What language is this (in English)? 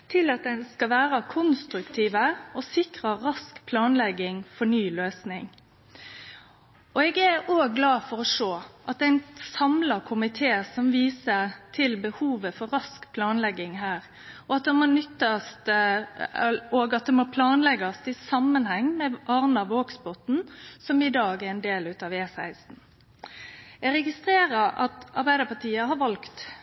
Norwegian Nynorsk